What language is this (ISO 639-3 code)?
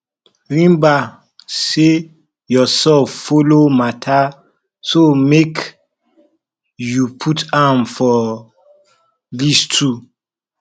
pcm